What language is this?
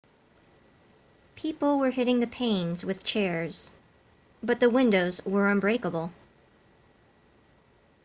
English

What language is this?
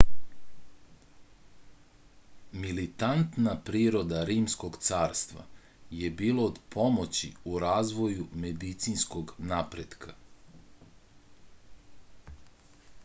Serbian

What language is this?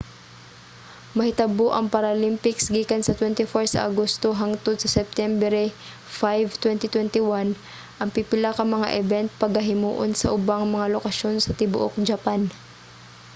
Cebuano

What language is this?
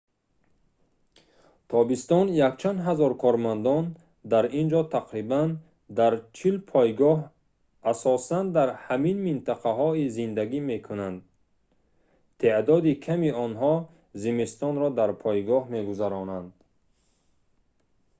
Tajik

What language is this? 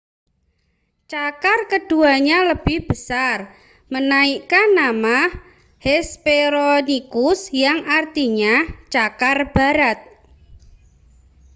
Indonesian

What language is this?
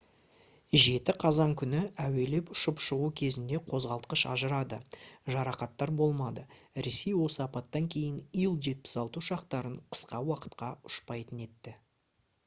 Kazakh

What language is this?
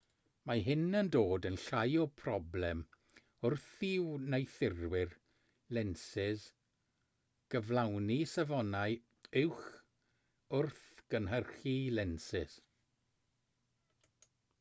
Welsh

